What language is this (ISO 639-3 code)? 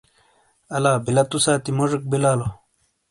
scl